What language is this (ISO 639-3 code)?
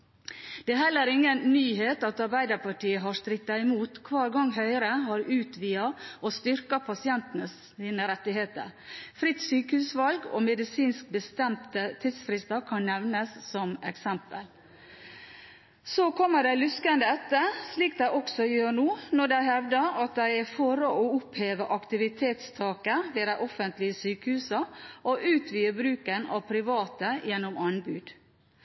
nob